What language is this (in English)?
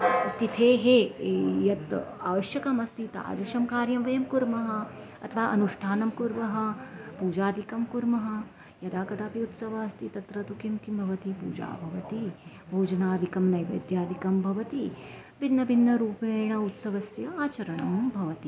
Sanskrit